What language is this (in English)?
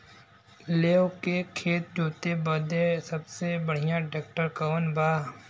Bhojpuri